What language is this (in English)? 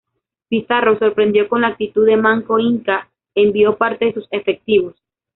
Spanish